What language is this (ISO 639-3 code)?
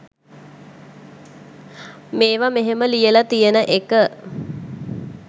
sin